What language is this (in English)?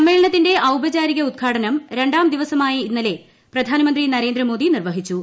Malayalam